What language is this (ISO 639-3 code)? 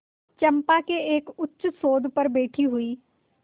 hin